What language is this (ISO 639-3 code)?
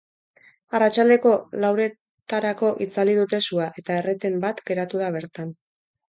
eus